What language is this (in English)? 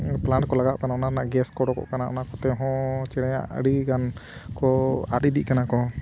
Santali